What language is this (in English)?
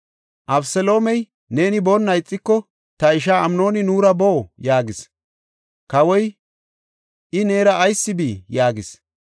Gofa